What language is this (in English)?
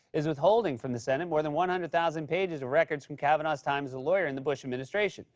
English